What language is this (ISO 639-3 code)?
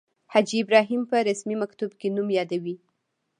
pus